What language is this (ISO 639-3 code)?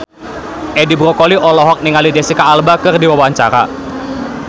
sun